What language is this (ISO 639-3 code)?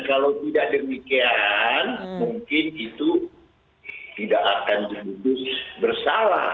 ind